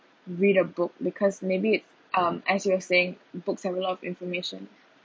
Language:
English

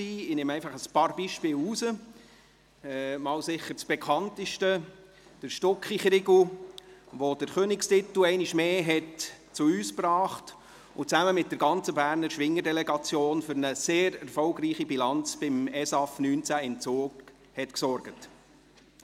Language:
Swiss German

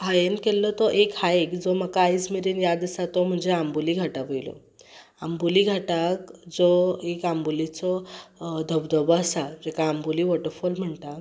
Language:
Konkani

